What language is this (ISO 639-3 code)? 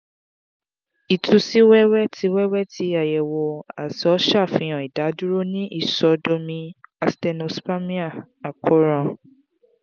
yor